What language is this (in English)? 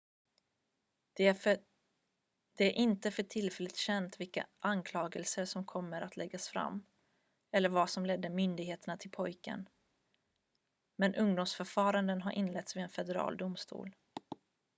Swedish